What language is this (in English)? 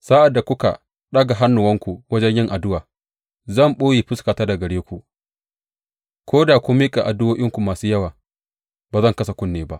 Hausa